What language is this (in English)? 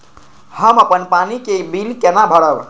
Maithili